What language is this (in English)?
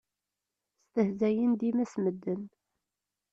Kabyle